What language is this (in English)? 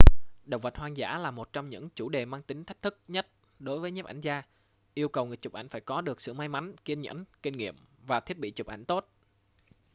Vietnamese